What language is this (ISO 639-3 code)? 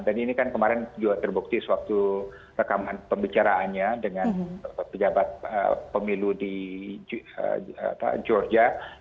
ind